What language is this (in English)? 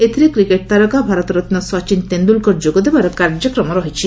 Odia